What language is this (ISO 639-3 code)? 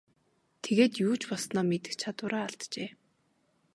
mon